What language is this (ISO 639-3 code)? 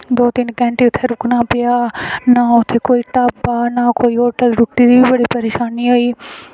doi